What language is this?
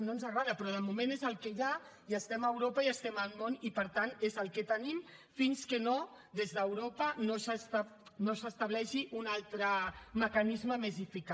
Catalan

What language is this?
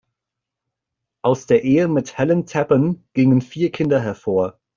German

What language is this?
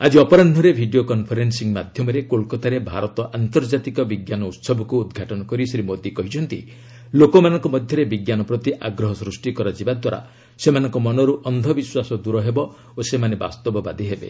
Odia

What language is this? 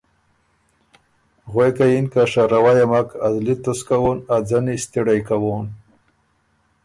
Ormuri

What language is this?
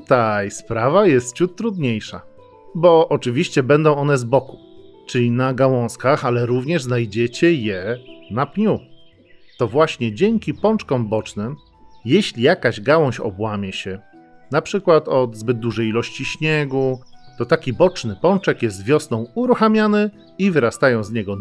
Polish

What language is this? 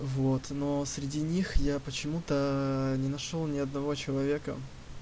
Russian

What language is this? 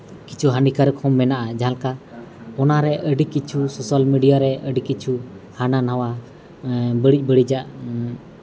Santali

